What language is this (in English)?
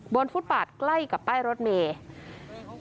Thai